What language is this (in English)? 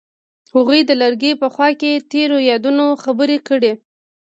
Pashto